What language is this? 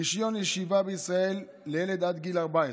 Hebrew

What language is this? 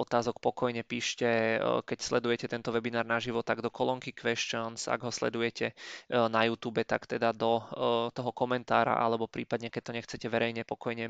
Czech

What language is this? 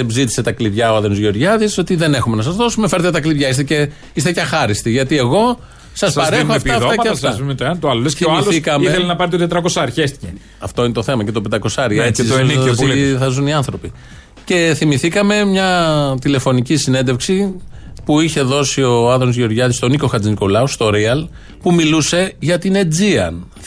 Greek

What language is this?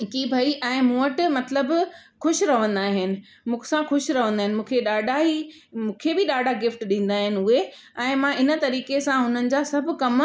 Sindhi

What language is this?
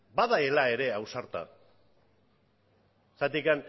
Basque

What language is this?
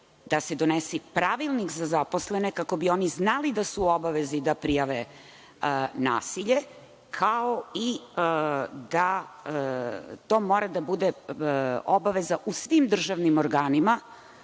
Serbian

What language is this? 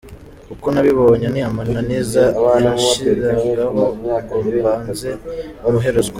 Kinyarwanda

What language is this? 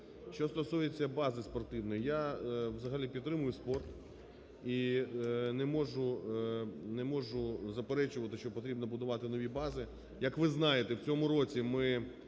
Ukrainian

